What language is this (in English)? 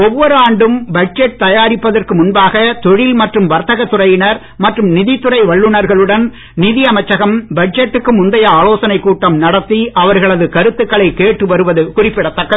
Tamil